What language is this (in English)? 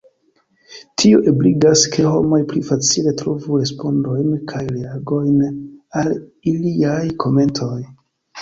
Esperanto